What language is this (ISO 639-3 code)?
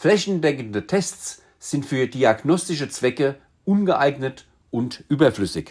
deu